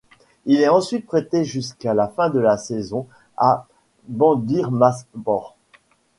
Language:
French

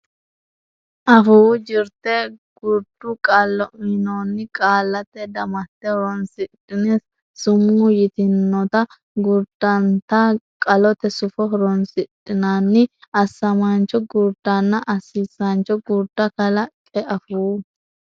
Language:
Sidamo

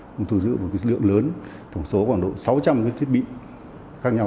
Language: Vietnamese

